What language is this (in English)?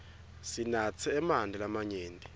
Swati